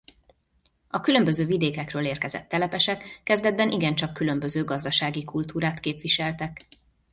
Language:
Hungarian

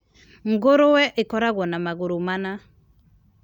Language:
Kikuyu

